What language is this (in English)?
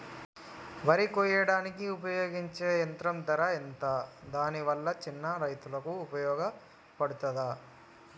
Telugu